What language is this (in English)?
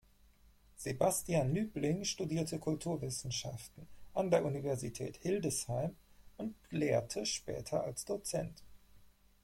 German